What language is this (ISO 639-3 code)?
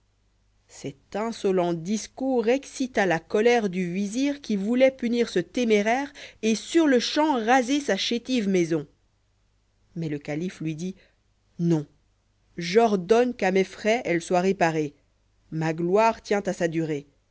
fra